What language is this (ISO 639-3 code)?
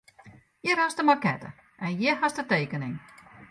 fry